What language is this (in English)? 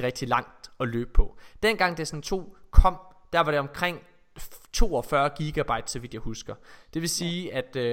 Danish